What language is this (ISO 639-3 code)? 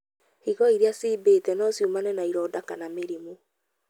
kik